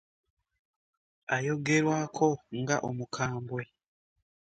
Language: Ganda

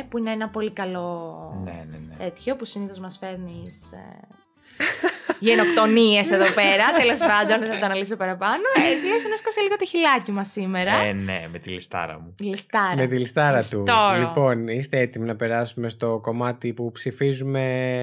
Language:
Greek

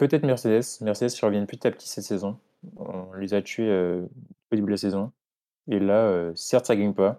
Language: French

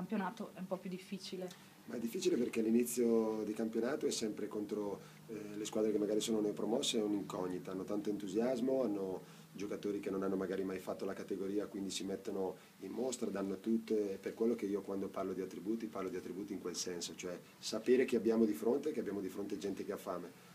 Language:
Italian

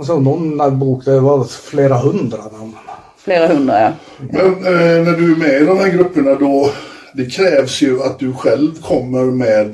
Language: Swedish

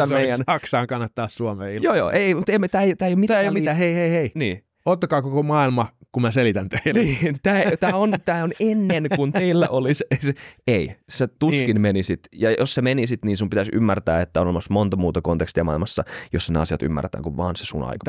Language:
Finnish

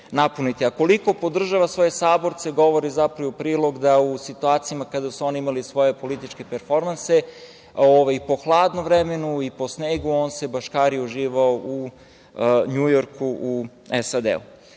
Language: Serbian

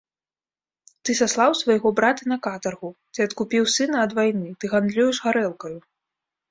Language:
Belarusian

